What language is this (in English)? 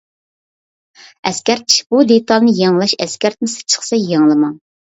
Uyghur